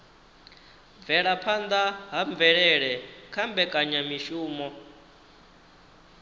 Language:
Venda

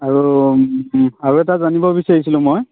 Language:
Assamese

